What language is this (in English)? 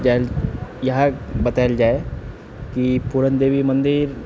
Maithili